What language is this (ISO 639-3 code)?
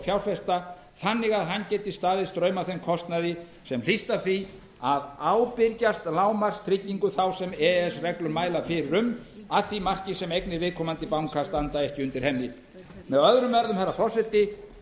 isl